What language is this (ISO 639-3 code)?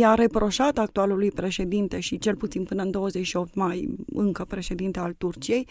ron